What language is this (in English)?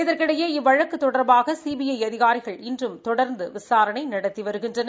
Tamil